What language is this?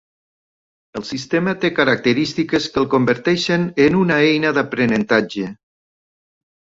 Catalan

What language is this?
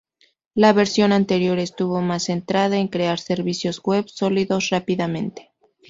Spanish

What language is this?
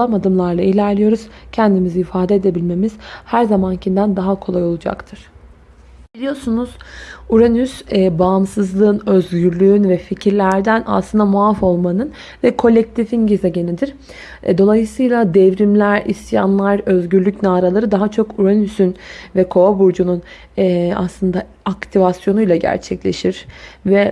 Turkish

